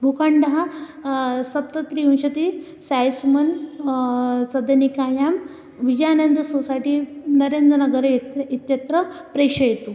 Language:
Sanskrit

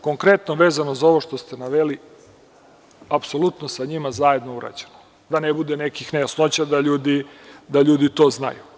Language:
Serbian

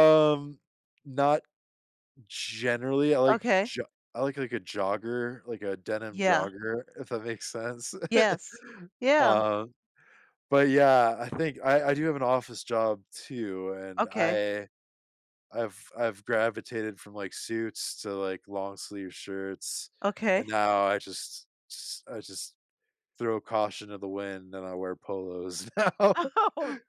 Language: English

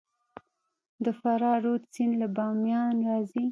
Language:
Pashto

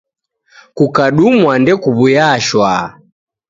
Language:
Taita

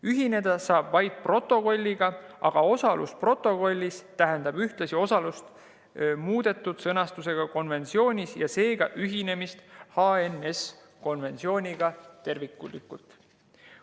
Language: Estonian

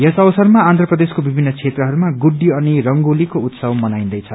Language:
Nepali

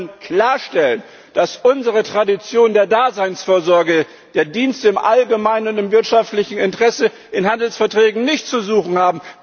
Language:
German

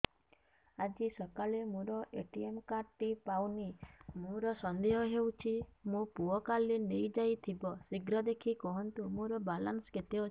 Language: Odia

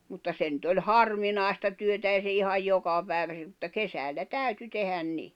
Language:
Finnish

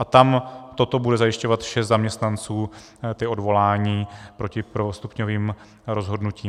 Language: Czech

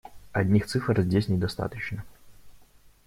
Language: Russian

